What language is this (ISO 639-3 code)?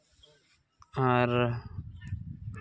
sat